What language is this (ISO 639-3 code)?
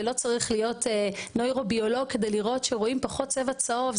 heb